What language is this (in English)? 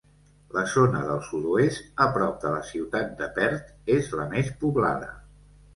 Catalan